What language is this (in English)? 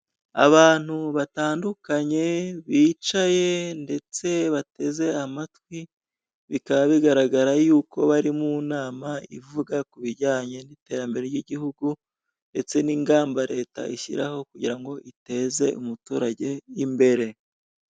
Kinyarwanda